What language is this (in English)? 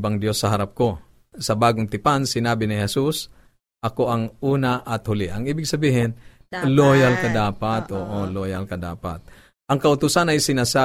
Filipino